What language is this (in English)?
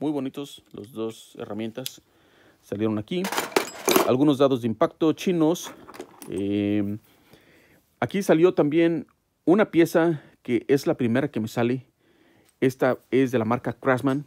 Spanish